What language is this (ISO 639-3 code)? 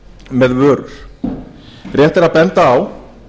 isl